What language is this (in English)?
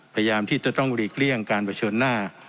Thai